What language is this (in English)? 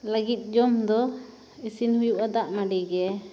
Santali